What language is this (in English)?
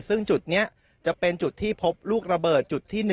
Thai